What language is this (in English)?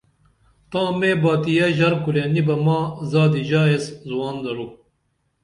Dameli